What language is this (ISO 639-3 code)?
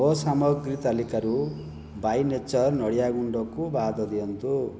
ori